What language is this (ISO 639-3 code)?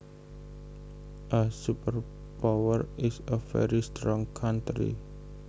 jav